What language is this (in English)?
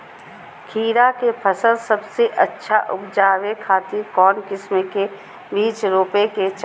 Magahi